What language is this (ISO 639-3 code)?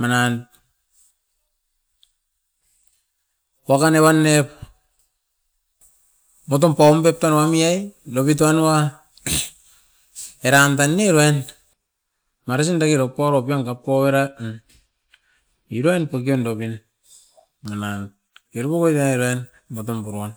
eiv